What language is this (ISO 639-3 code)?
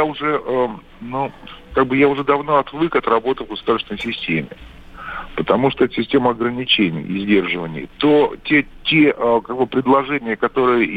rus